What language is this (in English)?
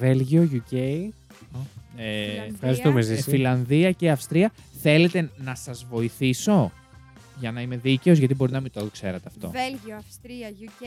Greek